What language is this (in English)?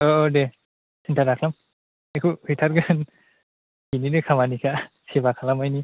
Bodo